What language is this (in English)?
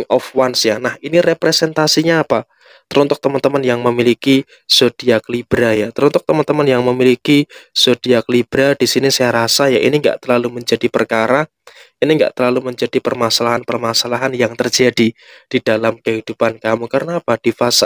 Indonesian